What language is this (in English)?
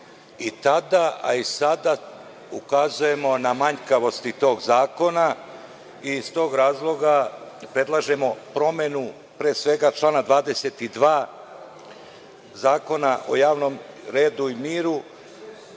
Serbian